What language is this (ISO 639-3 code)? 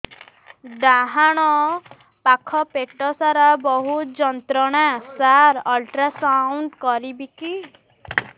ori